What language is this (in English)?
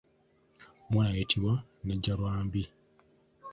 Ganda